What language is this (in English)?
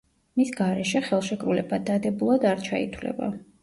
Georgian